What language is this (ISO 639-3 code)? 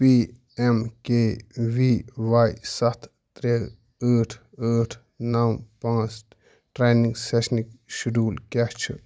kas